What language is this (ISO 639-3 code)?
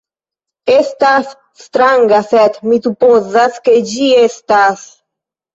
epo